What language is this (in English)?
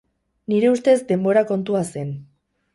Basque